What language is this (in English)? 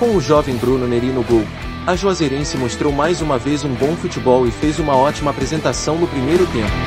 Portuguese